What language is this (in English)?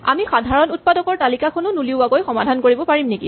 Assamese